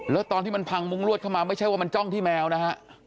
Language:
Thai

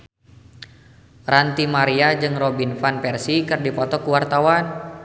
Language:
Sundanese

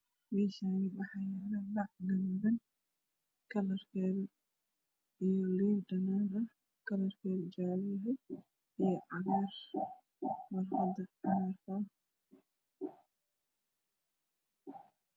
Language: Somali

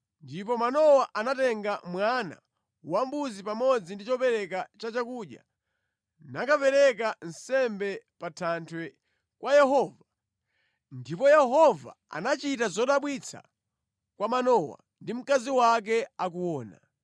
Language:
Nyanja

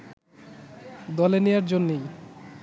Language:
Bangla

